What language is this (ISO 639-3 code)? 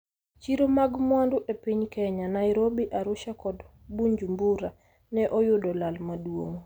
luo